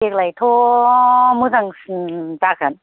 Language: Bodo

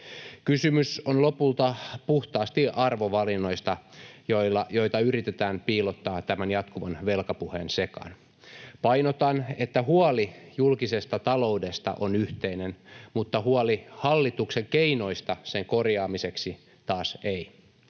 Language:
Finnish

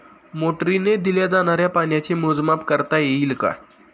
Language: Marathi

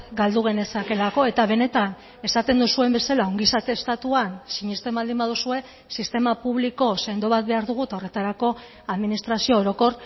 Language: Basque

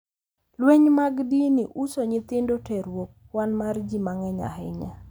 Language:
Luo (Kenya and Tanzania)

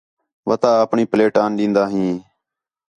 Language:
Khetrani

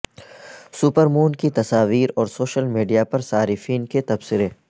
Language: Urdu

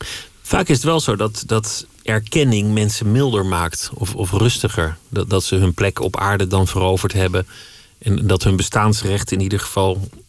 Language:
Dutch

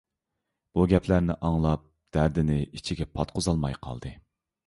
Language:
Uyghur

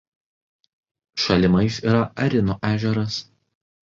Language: Lithuanian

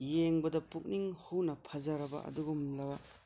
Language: Manipuri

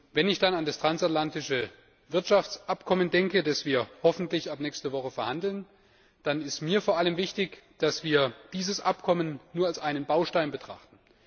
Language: German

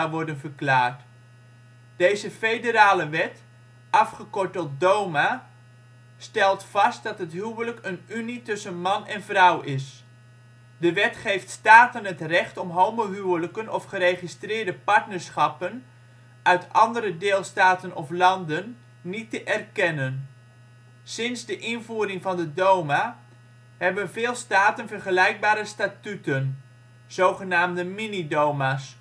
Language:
Dutch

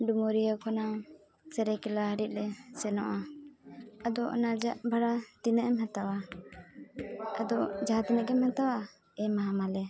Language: Santali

